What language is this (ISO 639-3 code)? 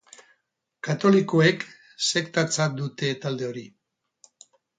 eus